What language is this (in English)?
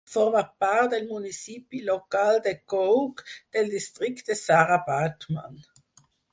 Catalan